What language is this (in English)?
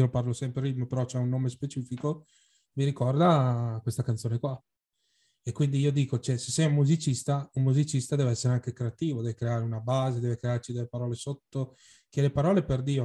Italian